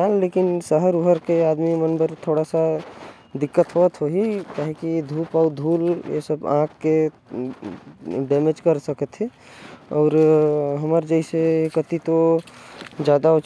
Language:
Korwa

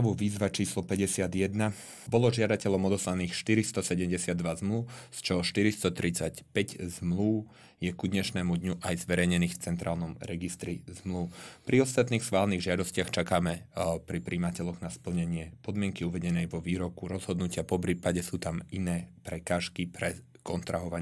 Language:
Slovak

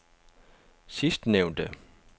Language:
Danish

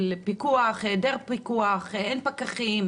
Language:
Hebrew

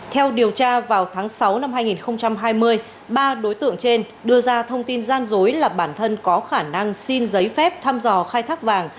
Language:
Vietnamese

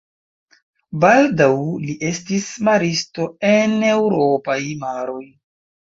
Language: Esperanto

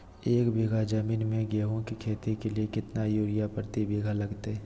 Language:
Magahi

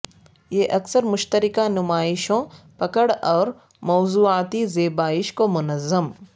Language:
Urdu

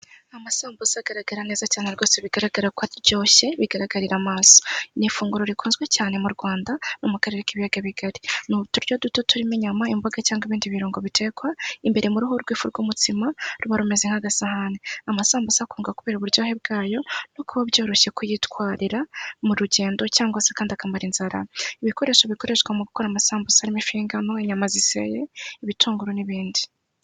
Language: Kinyarwanda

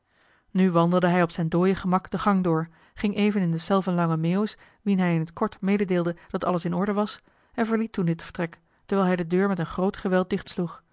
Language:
Dutch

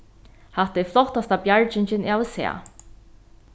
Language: Faroese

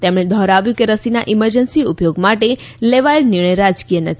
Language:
Gujarati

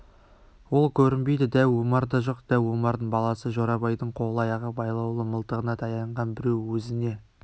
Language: Kazakh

